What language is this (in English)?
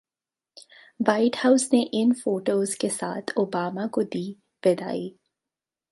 Hindi